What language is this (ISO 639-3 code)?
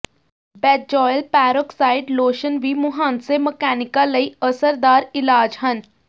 pan